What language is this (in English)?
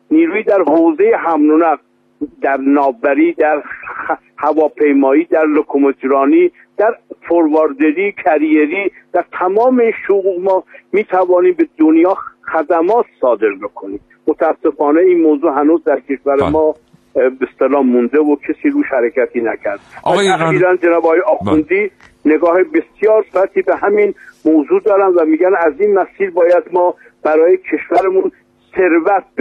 Persian